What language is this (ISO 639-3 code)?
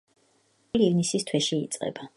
kat